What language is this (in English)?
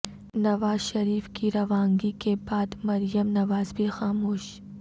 Urdu